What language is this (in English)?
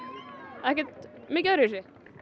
Icelandic